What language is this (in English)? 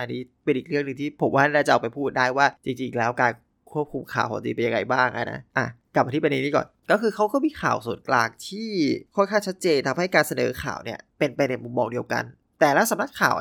Thai